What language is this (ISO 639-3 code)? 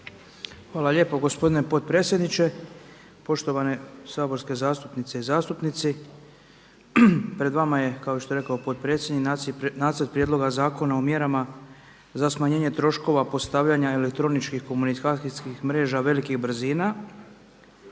hrv